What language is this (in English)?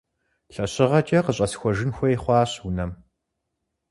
Kabardian